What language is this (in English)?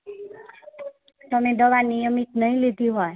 Gujarati